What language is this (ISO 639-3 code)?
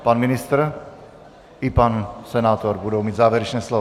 ces